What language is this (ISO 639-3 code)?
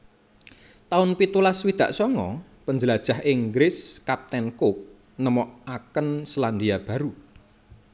jav